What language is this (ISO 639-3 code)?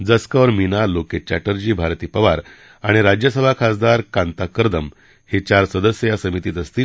mar